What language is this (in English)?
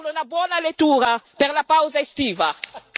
Italian